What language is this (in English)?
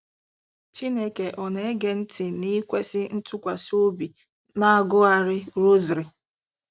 Igbo